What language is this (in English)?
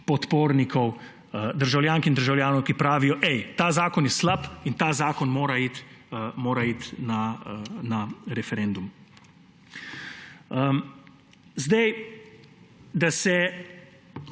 Slovenian